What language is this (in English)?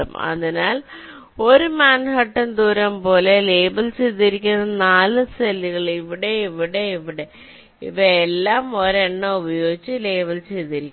Malayalam